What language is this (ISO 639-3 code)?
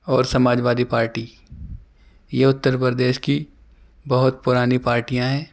urd